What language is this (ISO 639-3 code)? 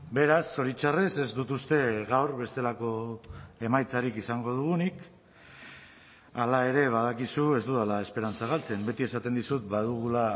eus